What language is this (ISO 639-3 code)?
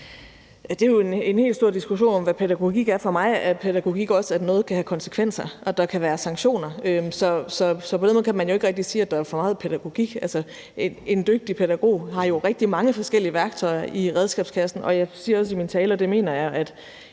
dan